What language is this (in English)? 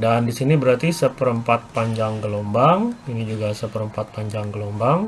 Indonesian